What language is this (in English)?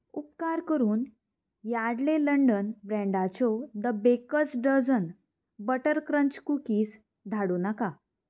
Konkani